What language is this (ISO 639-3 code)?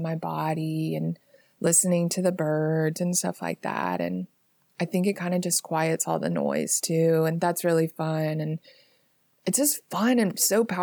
eng